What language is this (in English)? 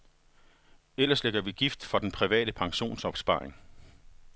Danish